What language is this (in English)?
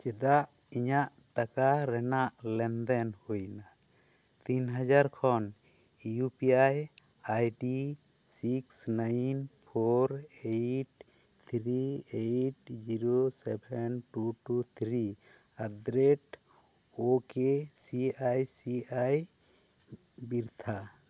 Santali